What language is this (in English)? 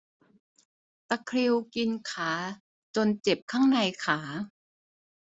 Thai